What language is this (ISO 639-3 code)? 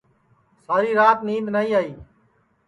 ssi